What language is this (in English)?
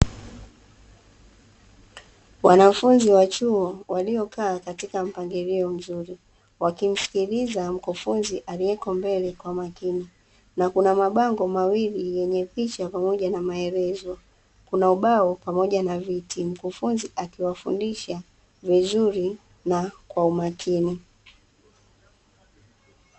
Swahili